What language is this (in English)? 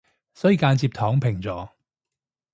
Cantonese